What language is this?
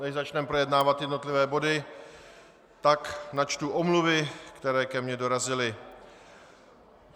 Czech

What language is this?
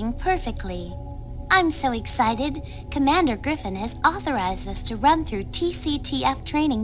Polish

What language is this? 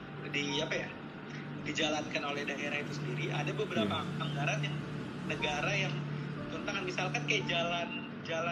Indonesian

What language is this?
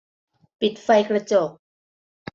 Thai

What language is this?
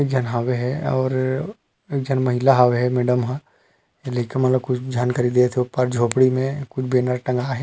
Chhattisgarhi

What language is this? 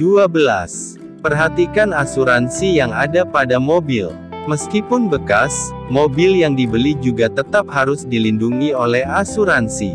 Indonesian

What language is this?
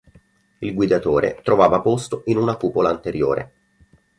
Italian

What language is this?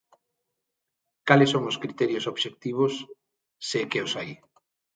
Galician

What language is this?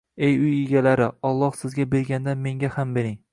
Uzbek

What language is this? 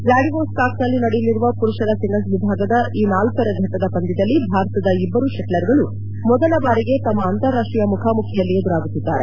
Kannada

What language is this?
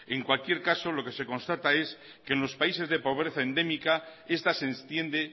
Spanish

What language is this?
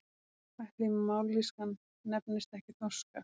Icelandic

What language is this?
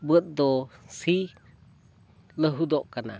Santali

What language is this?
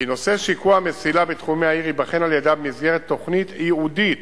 Hebrew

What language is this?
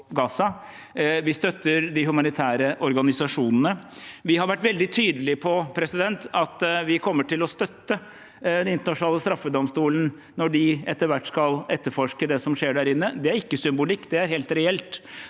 Norwegian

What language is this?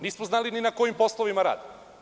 Serbian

